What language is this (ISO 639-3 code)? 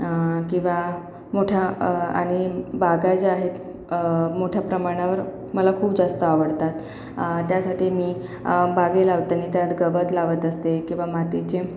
mar